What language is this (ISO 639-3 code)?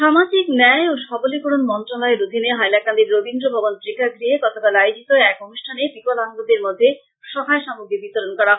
ben